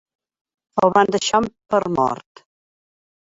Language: Catalan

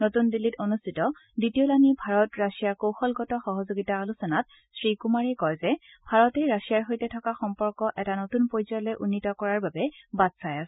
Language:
Assamese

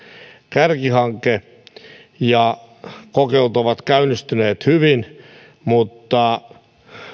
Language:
Finnish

